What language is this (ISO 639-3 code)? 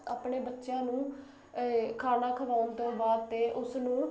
pan